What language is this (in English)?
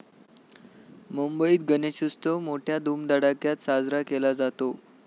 Marathi